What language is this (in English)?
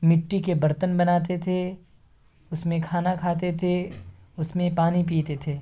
Urdu